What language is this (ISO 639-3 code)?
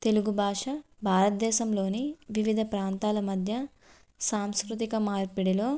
tel